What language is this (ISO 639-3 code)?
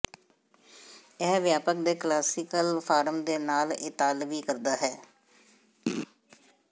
pan